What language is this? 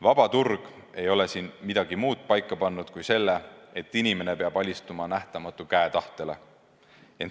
Estonian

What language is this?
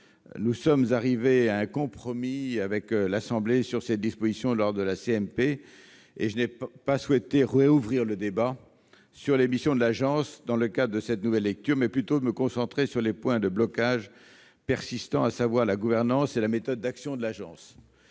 French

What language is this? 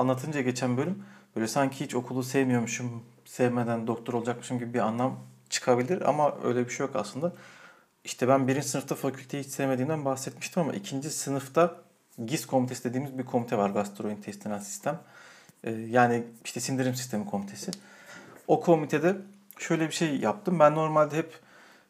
Turkish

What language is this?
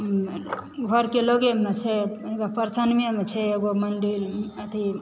Maithili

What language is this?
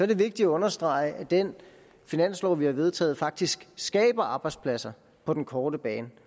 Danish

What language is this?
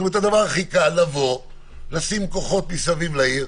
Hebrew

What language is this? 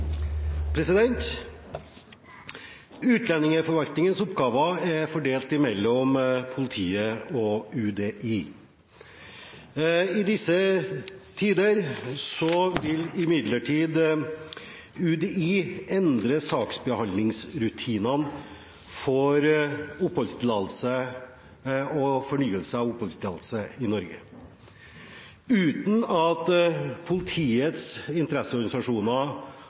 Norwegian Bokmål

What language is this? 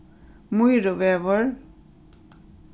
Faroese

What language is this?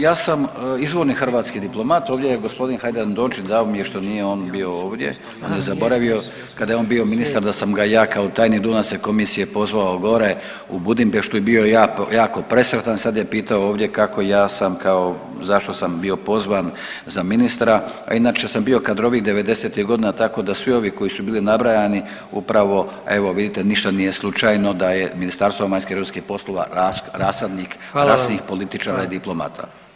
Croatian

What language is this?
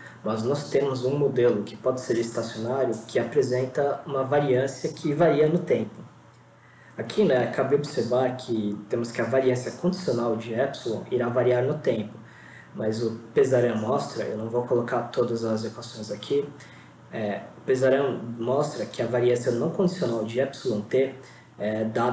Portuguese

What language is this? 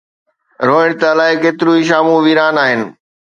Sindhi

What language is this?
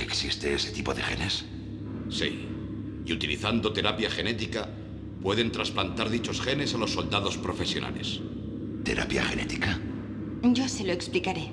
Spanish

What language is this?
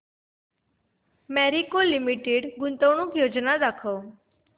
Marathi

